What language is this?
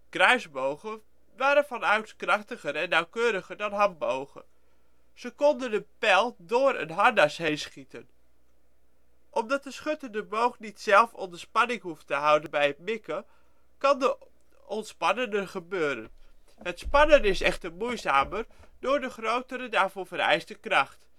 Dutch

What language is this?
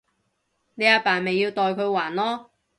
Cantonese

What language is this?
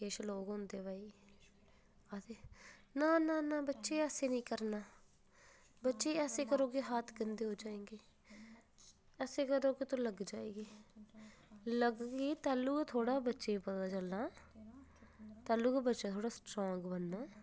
Dogri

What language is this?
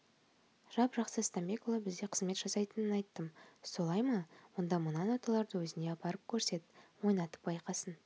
Kazakh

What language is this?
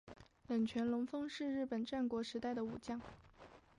Chinese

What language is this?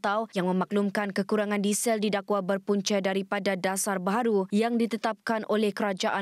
Malay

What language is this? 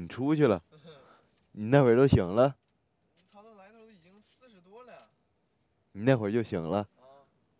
Chinese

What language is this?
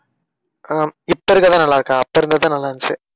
Tamil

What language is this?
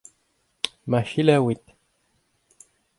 Breton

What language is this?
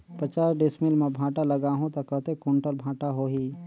Chhattisgarhi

